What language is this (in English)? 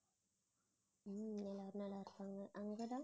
Tamil